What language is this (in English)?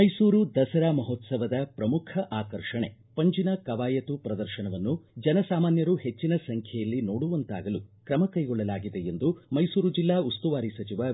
Kannada